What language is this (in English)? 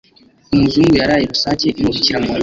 Kinyarwanda